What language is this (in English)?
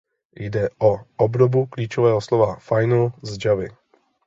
Czech